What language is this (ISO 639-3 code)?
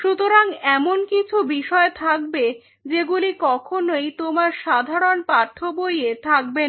ben